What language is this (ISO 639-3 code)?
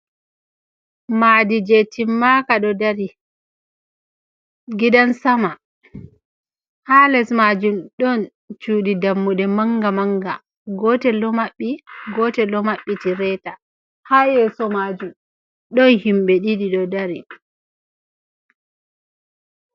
ful